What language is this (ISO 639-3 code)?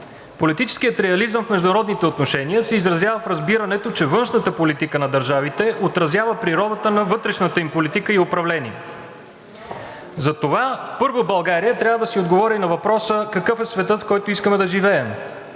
bul